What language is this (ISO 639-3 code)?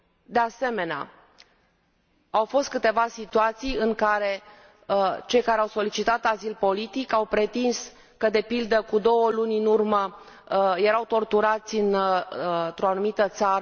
ron